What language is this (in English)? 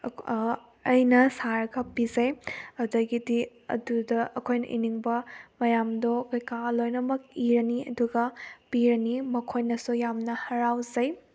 Manipuri